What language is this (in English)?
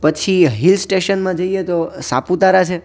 Gujarati